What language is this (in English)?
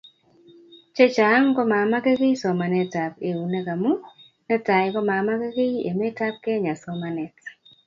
Kalenjin